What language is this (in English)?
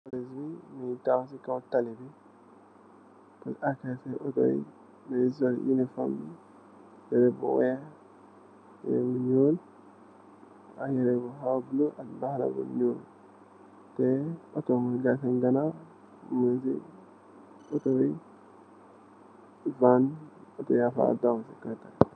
Wolof